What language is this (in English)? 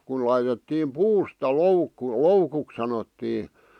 Finnish